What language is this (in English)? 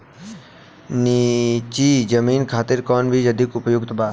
Bhojpuri